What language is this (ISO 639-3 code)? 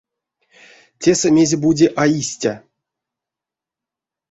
myv